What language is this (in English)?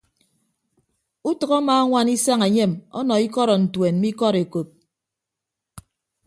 Ibibio